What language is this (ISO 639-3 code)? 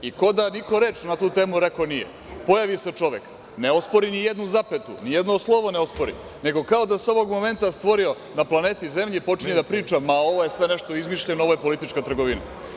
srp